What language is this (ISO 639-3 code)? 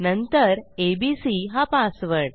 mar